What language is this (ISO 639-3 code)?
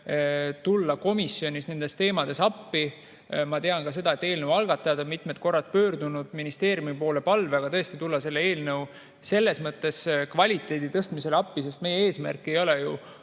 est